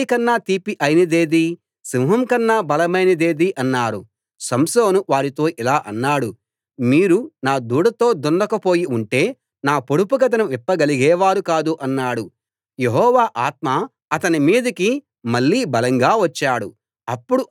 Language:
Telugu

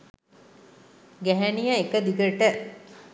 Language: Sinhala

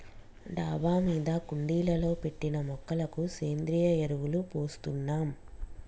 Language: Telugu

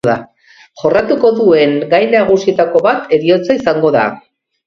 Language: Basque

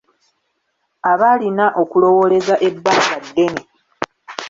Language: Ganda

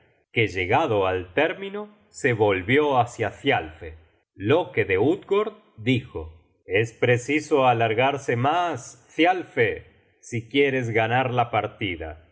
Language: Spanish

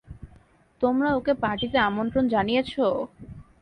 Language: Bangla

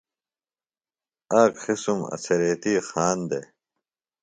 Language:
Phalura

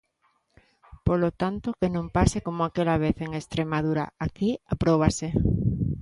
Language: Galician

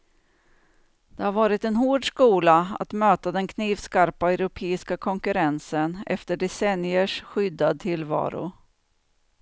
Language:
Swedish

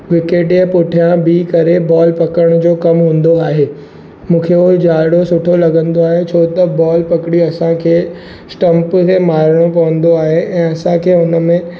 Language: Sindhi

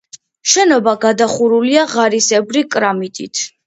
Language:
Georgian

